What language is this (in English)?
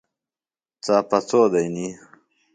Phalura